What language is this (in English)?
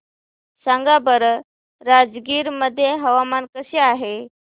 Marathi